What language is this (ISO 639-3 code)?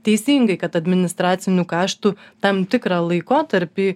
lit